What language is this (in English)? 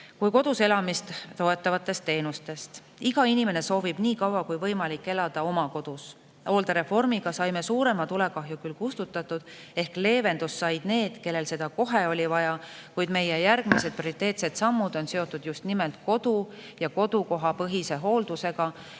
Estonian